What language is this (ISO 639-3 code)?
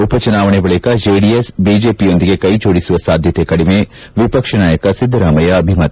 kan